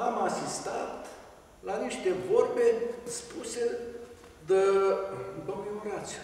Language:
Romanian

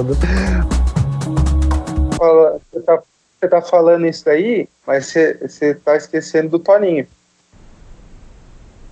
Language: Portuguese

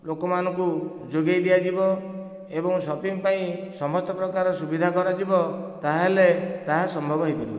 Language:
Odia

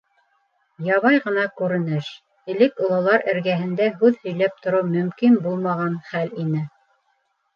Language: Bashkir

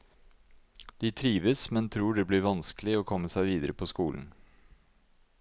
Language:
Norwegian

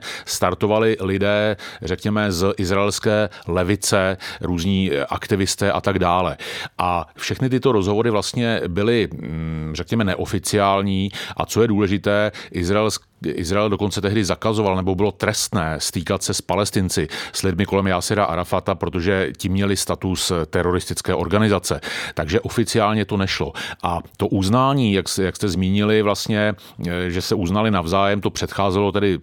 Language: Czech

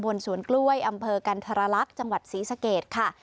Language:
Thai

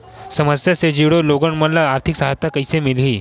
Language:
Chhattisgarhi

